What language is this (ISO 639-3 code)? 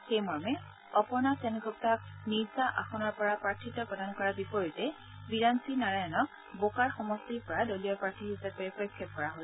asm